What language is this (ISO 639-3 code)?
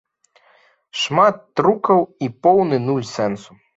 bel